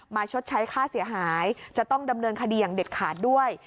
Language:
Thai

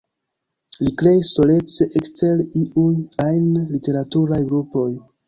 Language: Esperanto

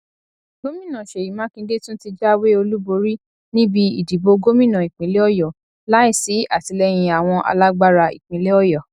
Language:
Yoruba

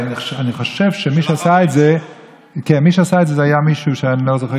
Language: Hebrew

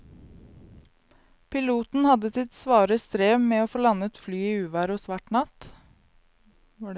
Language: Norwegian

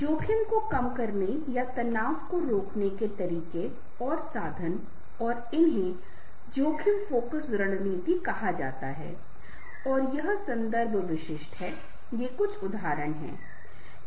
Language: Hindi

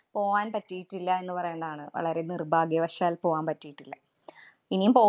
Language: Malayalam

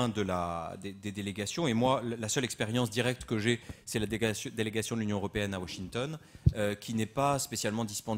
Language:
French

